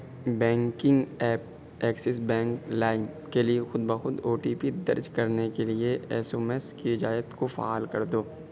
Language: Urdu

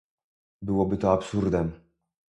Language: Polish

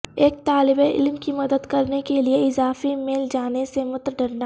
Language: Urdu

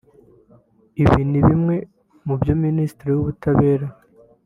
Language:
Kinyarwanda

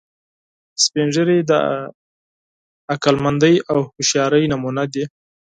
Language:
Pashto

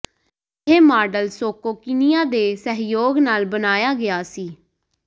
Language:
Punjabi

